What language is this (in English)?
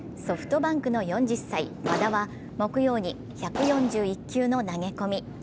Japanese